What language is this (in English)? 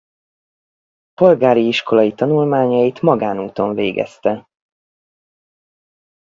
Hungarian